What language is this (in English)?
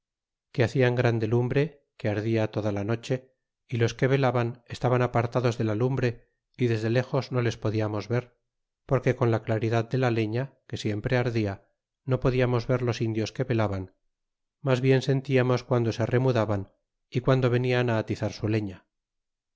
Spanish